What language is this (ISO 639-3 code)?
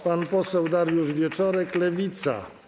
pol